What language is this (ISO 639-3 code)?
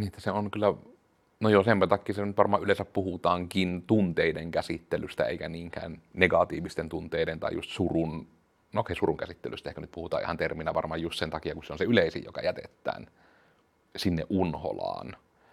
fin